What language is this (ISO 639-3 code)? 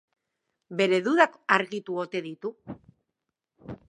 eus